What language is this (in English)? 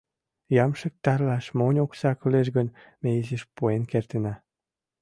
Mari